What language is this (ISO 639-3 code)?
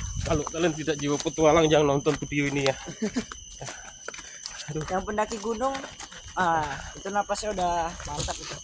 ind